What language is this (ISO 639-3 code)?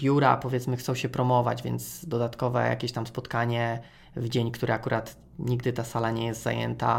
pol